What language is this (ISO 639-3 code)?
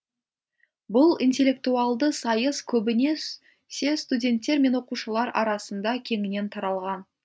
kaz